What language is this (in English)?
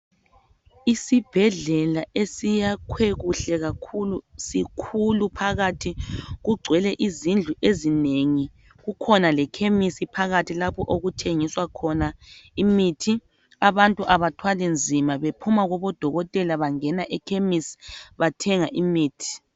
North Ndebele